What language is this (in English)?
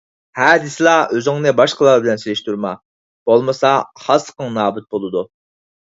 Uyghur